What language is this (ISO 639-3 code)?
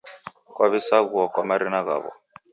dav